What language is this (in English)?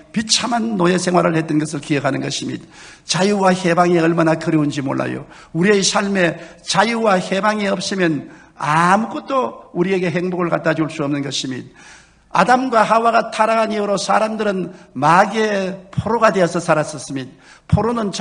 Korean